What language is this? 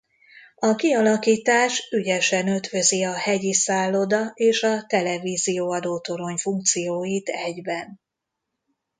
Hungarian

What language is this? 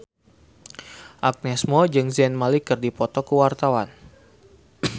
Sundanese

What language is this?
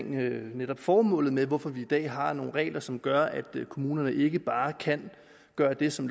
Danish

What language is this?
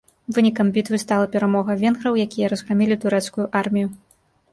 Belarusian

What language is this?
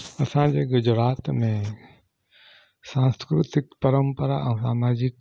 Sindhi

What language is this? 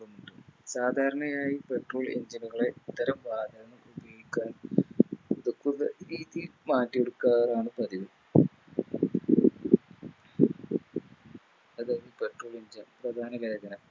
Malayalam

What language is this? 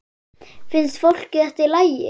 Icelandic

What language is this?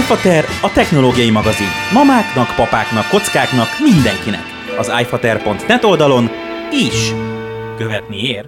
Hungarian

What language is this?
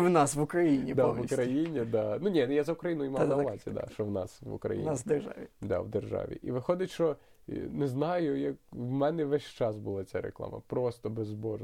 Ukrainian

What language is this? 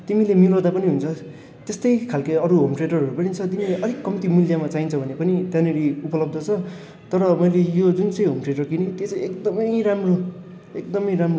Nepali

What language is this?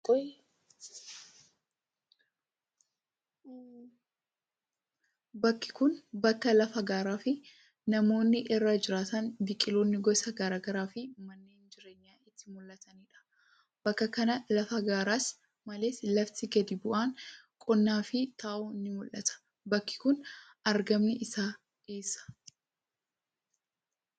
Oromo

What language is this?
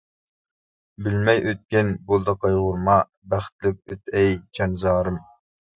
Uyghur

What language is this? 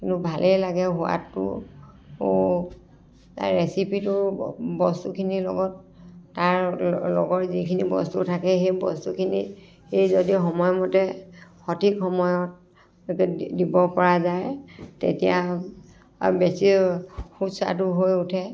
Assamese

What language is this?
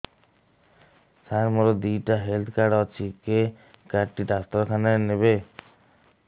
Odia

